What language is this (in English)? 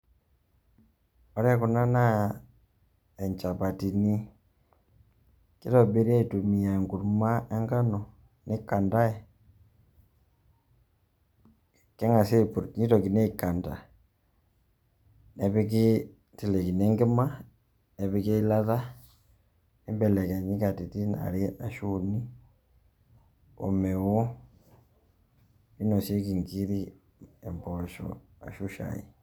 Masai